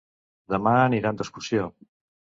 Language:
Catalan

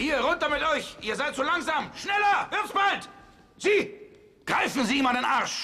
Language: German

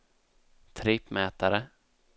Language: Swedish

